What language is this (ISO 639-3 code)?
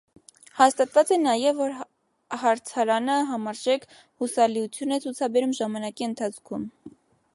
hye